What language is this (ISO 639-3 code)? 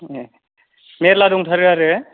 brx